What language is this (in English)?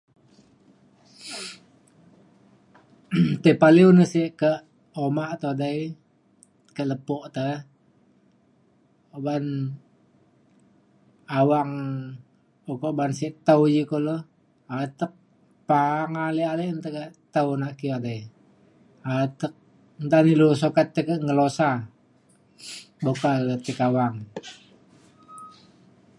Mainstream Kenyah